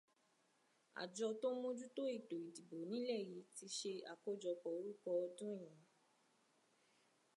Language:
Yoruba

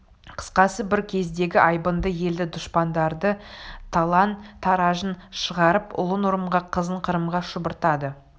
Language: Kazakh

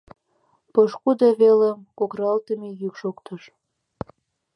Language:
Mari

